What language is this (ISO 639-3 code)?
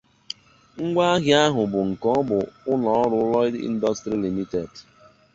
ibo